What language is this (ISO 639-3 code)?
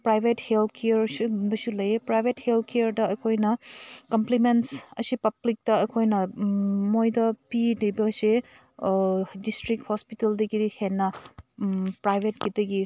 mni